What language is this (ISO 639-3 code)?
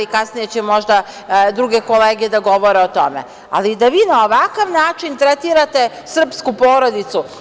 srp